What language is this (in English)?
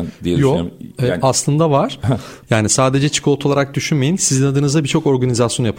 Turkish